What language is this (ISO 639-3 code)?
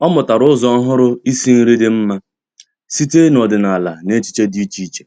ibo